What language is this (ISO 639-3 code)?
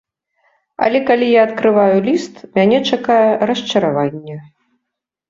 bel